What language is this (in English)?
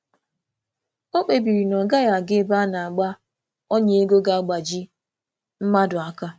Igbo